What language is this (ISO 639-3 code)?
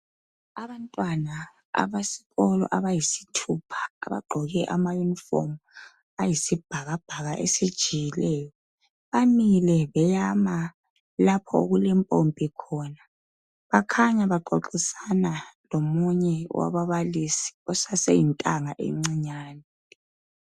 nde